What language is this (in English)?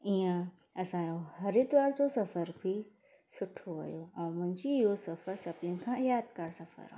Sindhi